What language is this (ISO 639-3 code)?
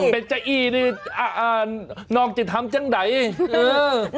tha